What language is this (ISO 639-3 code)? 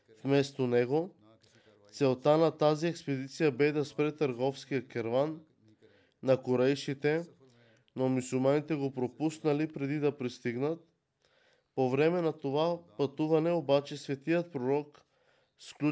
bul